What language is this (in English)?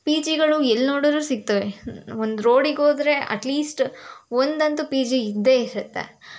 Kannada